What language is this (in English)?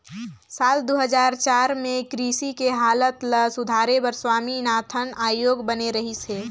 Chhattisgarhi